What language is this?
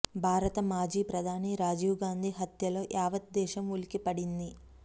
Telugu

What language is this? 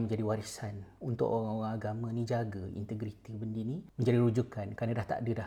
Malay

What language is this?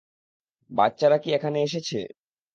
Bangla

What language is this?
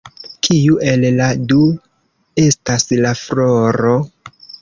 Esperanto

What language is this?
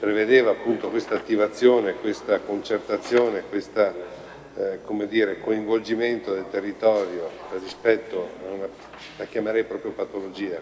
Italian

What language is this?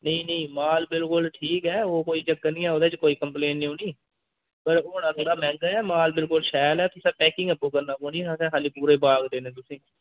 Dogri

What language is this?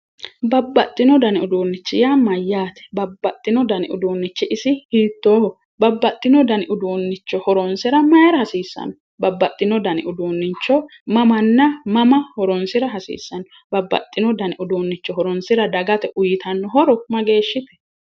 Sidamo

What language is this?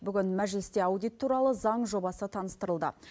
Kazakh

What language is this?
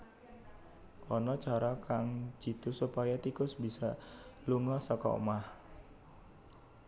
Javanese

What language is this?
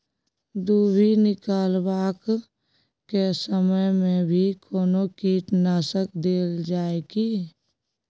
Maithili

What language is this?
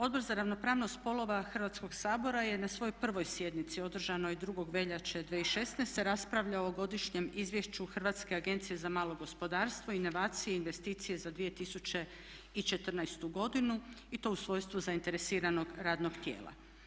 Croatian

